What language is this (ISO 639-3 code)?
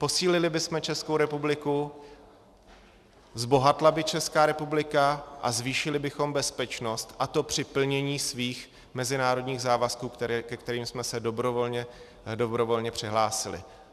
ces